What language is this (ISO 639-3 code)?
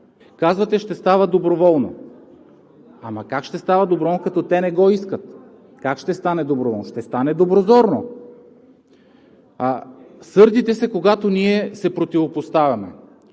bul